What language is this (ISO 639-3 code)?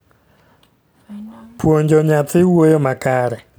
luo